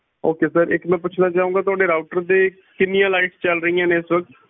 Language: Punjabi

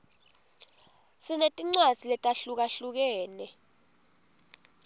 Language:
Swati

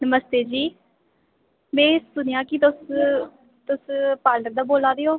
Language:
Dogri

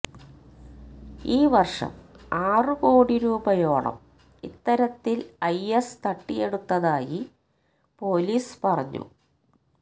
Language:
Malayalam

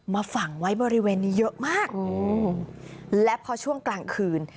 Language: Thai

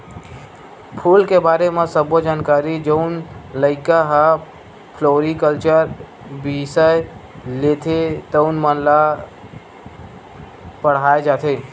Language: Chhattisgarhi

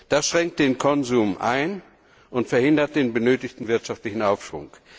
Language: German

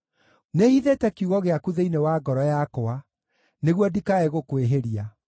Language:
Kikuyu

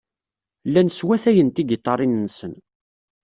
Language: Kabyle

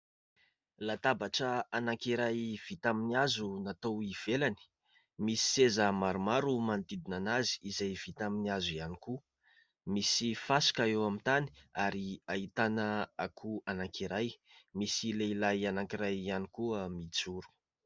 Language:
Malagasy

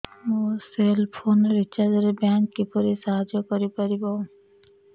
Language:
Odia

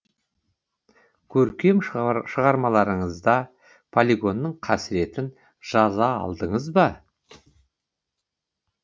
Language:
Kazakh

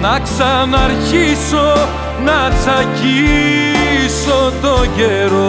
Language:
Greek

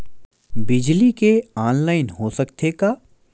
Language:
Chhattisgarhi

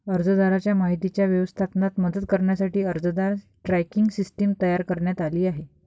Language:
Marathi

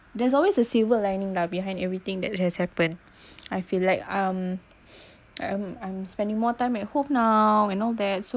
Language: English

